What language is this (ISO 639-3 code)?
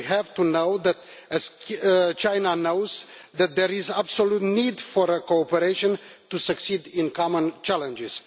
eng